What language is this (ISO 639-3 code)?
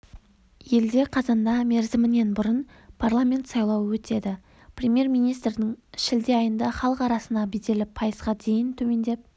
kaz